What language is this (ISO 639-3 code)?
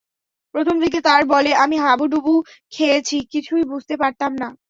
ben